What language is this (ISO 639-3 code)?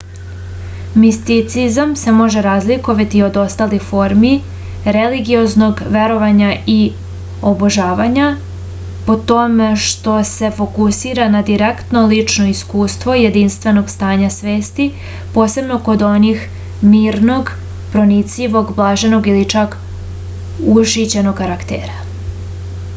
srp